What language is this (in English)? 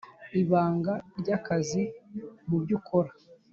Kinyarwanda